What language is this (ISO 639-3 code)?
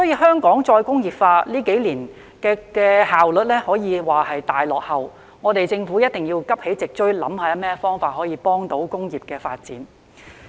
yue